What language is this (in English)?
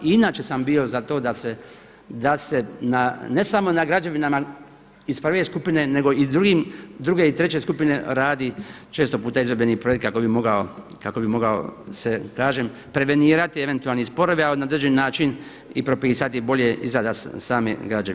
Croatian